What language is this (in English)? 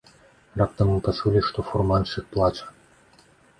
Belarusian